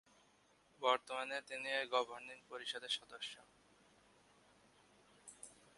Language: Bangla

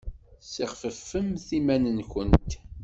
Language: Kabyle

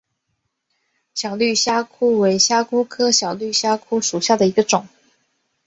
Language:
Chinese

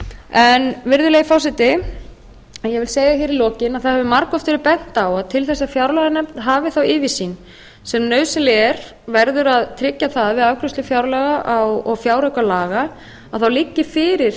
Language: Icelandic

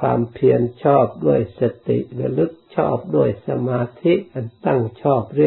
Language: Thai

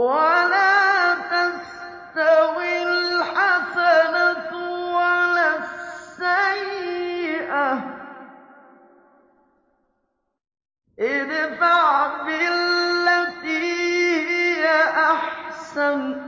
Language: Arabic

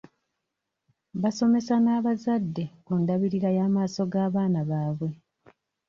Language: Ganda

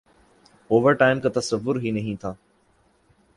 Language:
Urdu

